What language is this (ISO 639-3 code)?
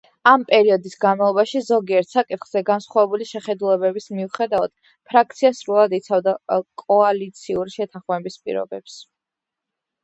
kat